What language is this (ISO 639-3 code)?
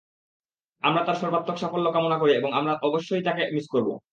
ben